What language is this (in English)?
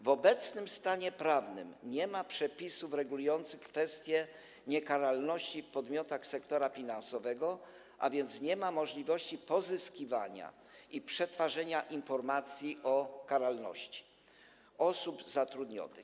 Polish